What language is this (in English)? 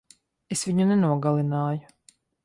Latvian